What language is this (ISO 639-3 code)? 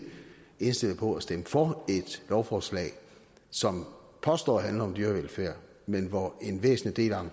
dan